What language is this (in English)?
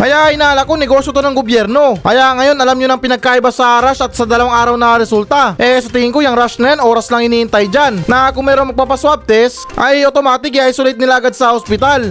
Filipino